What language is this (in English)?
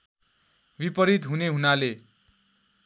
Nepali